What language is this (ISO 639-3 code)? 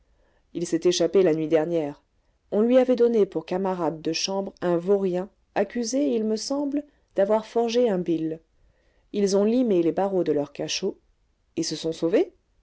fra